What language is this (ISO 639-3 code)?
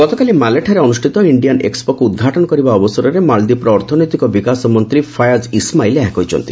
ori